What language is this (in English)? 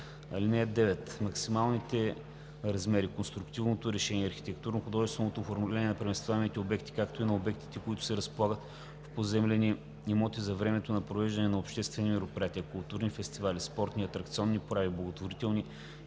Bulgarian